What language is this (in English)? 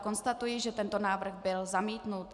Czech